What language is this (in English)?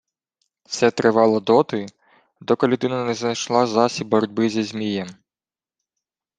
Ukrainian